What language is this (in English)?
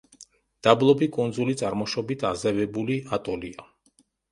Georgian